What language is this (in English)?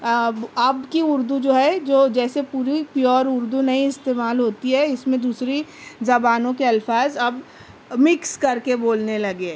Urdu